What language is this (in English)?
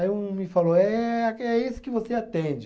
Portuguese